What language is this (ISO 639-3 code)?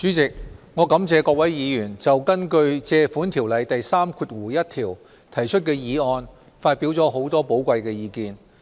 yue